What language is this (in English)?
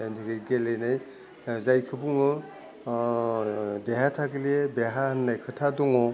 Bodo